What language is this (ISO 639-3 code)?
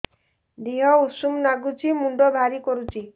ori